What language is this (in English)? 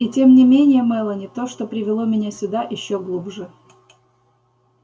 Russian